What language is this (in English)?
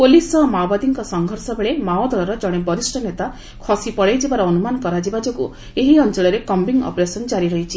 Odia